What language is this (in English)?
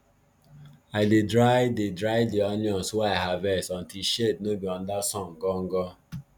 Nigerian Pidgin